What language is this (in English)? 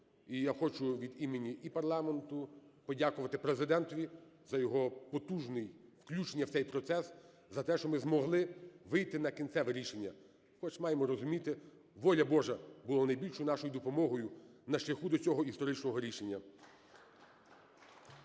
Ukrainian